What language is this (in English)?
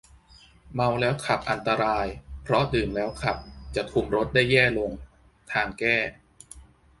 Thai